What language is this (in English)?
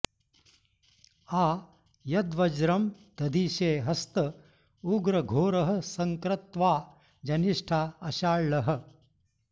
Sanskrit